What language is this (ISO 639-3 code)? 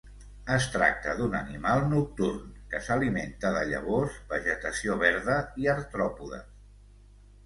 cat